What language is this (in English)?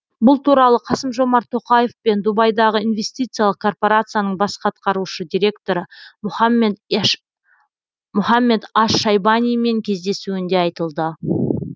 Kazakh